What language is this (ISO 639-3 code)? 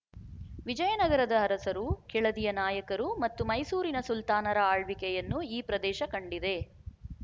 kan